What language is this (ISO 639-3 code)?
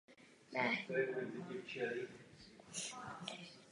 ces